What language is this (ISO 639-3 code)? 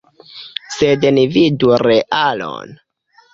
epo